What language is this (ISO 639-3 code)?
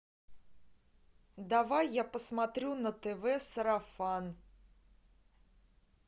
rus